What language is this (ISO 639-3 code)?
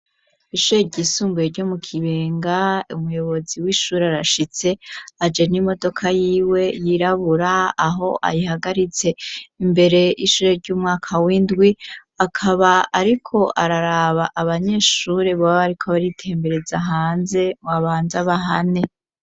run